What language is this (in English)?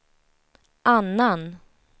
Swedish